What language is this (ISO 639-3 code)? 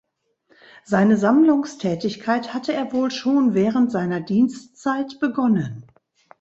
deu